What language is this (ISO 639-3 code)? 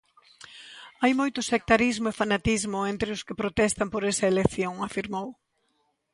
glg